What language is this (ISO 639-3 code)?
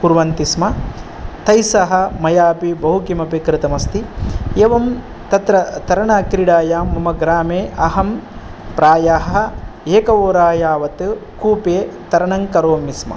san